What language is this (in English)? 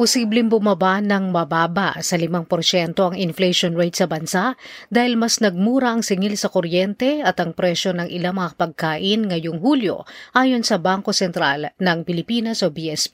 Filipino